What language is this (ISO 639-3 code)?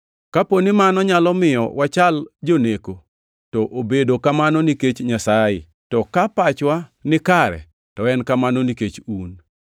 luo